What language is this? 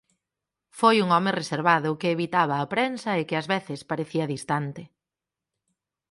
Galician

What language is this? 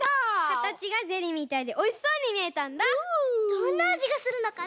Japanese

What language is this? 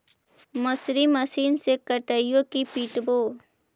Magahi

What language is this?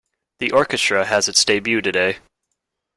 English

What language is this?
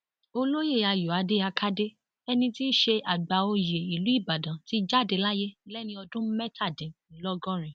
Yoruba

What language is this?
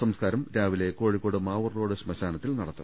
Malayalam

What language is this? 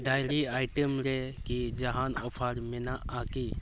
Santali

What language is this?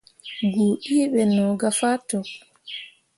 Mundang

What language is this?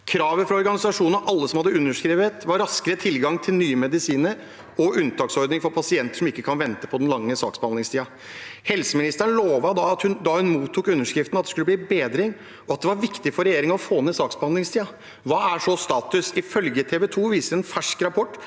Norwegian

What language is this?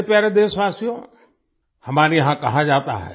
Hindi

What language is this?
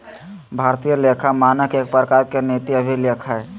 Magahi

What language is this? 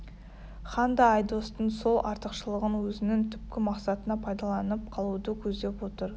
Kazakh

